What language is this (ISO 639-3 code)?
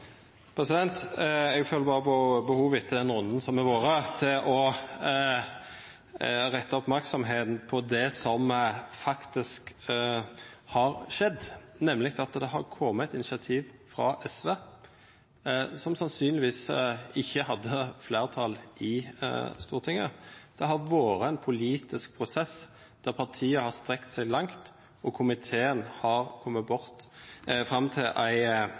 nno